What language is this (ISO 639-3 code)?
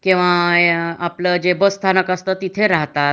mar